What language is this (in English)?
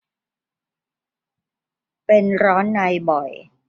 Thai